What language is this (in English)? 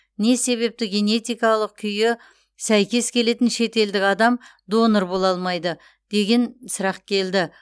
Kazakh